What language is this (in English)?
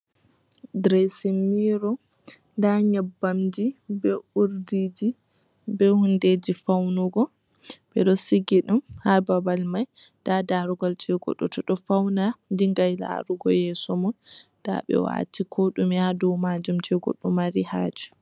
Fula